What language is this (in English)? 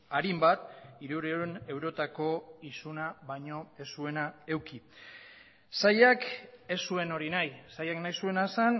Basque